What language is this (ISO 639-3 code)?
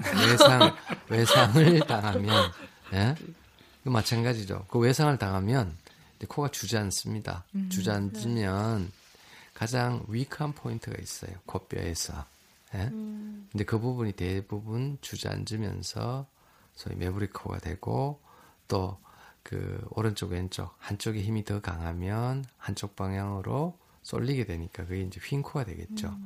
kor